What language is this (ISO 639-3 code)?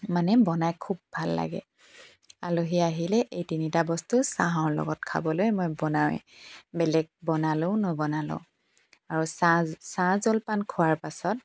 asm